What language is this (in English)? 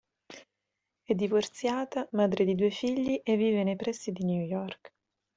Italian